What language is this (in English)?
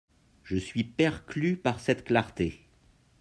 French